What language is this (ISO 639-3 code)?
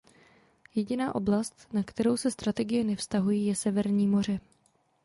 ces